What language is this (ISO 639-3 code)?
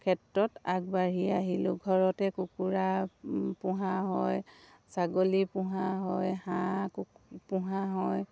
asm